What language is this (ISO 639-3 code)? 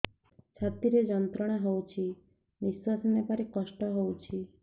ori